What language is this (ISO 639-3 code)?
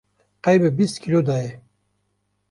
kur